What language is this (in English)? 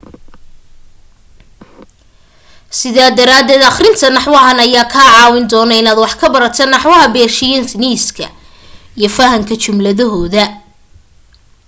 Somali